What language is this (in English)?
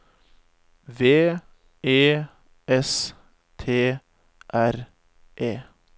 Norwegian